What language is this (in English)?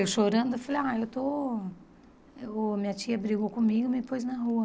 Portuguese